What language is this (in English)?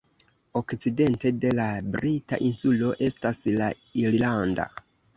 Esperanto